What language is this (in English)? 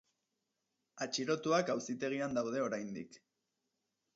Basque